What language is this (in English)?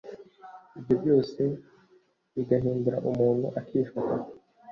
Kinyarwanda